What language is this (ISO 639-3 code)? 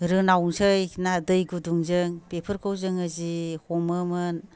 brx